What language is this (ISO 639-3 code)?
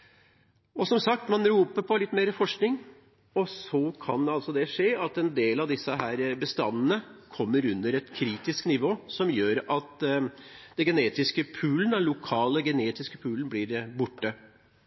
nob